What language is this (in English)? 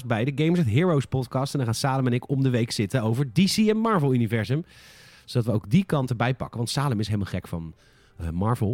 Dutch